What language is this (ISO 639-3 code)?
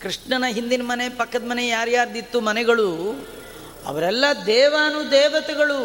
kan